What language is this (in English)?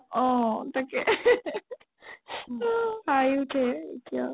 Assamese